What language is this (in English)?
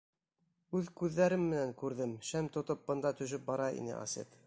Bashkir